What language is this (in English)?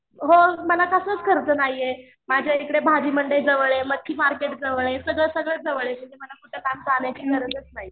Marathi